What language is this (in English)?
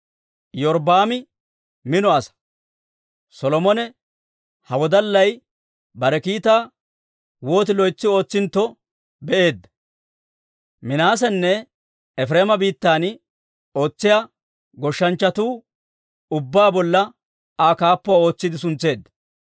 Dawro